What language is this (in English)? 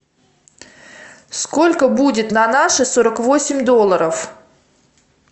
Russian